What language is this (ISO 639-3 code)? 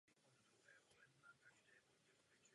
ces